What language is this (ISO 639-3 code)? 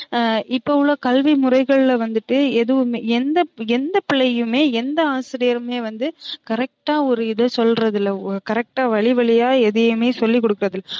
tam